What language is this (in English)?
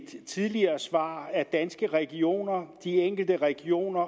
Danish